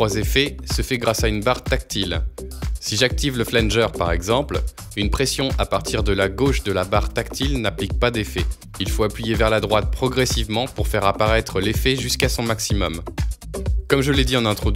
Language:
French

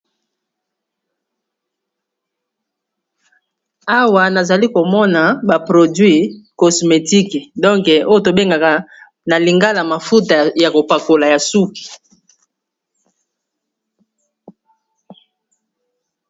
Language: Lingala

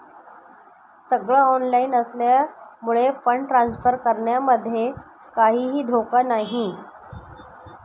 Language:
Marathi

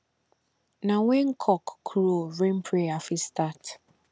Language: Nigerian Pidgin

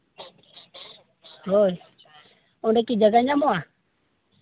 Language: Santali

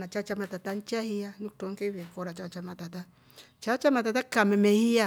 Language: Rombo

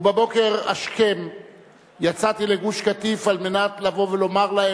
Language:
Hebrew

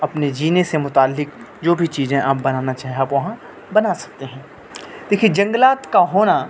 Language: Urdu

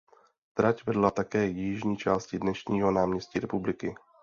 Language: Czech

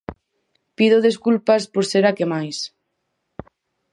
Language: Galician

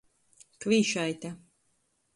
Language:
Latgalian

